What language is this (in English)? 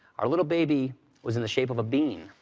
English